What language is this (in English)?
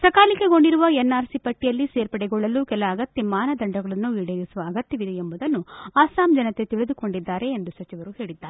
Kannada